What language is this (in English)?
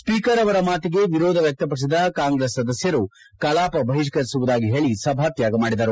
Kannada